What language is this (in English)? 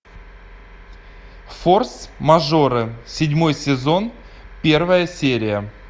Russian